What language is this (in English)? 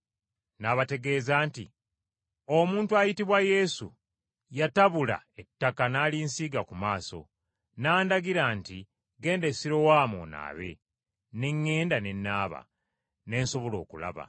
Ganda